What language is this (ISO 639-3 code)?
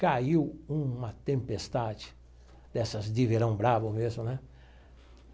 por